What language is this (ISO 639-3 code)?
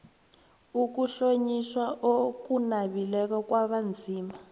nbl